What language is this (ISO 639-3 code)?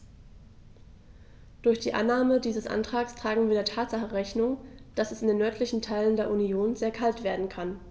deu